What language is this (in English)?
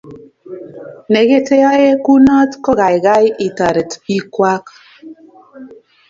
Kalenjin